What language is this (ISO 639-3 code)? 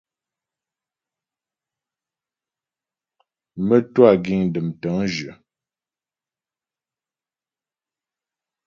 bbj